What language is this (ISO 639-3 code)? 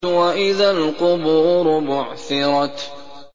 ara